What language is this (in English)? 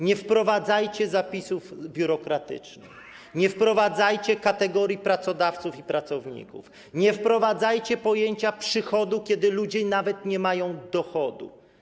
Polish